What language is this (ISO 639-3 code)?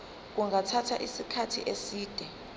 zul